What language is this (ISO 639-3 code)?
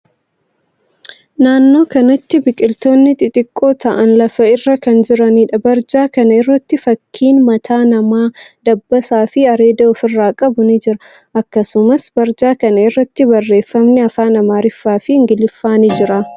orm